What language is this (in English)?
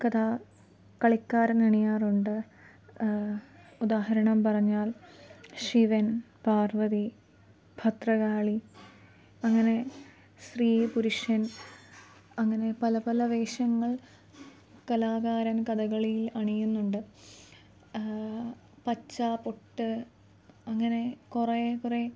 Malayalam